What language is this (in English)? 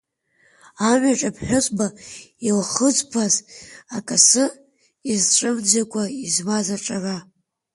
Abkhazian